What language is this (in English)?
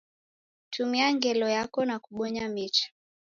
Taita